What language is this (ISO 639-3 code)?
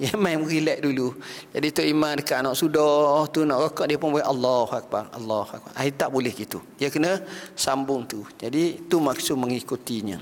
msa